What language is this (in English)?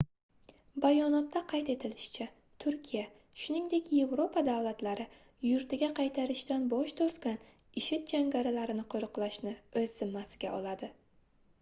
Uzbek